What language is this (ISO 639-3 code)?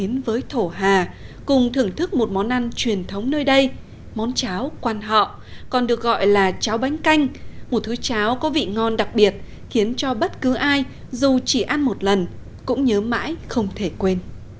vie